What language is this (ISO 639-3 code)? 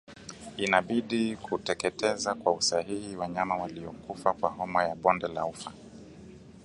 swa